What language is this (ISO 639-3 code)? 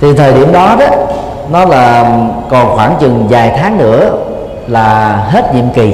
vie